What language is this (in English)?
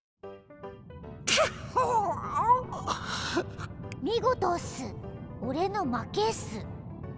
Japanese